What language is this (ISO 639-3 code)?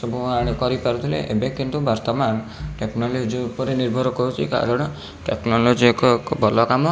ori